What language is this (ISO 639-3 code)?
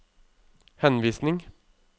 nor